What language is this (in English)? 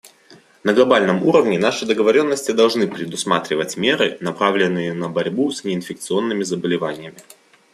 Russian